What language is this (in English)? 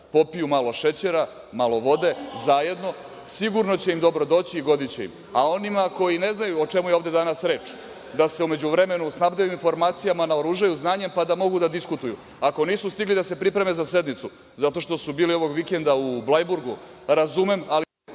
Serbian